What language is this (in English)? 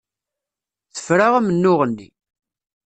Kabyle